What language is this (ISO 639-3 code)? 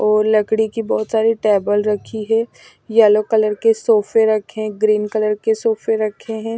hin